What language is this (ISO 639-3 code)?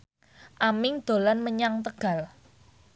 jav